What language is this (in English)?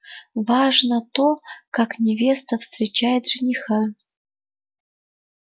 Russian